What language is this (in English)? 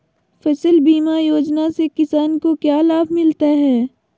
Magahi